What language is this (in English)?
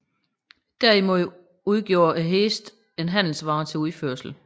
Danish